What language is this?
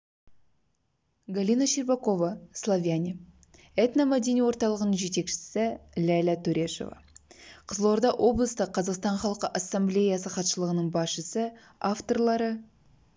Kazakh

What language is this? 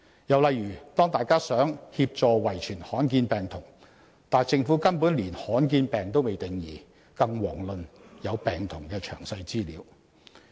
Cantonese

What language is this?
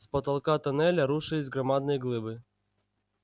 Russian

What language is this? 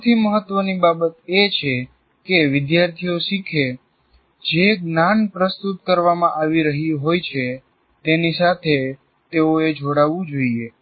Gujarati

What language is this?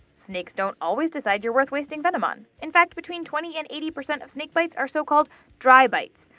English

